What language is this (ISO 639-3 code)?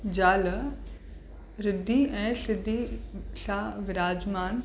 snd